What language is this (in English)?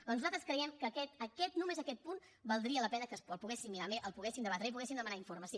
Catalan